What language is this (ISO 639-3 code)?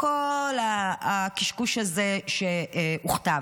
heb